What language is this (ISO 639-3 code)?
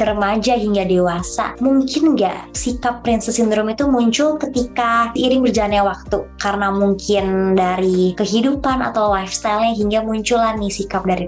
ind